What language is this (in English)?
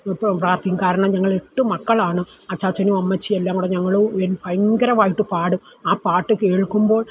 Malayalam